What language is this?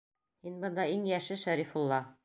Bashkir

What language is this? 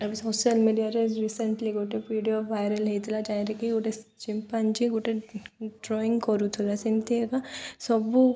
Odia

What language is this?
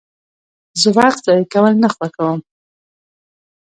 Pashto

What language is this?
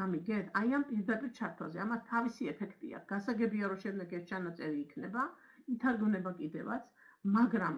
Romanian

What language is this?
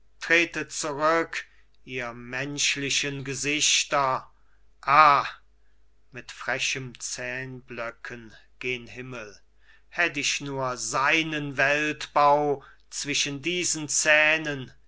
German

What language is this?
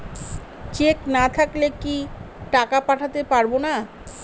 Bangla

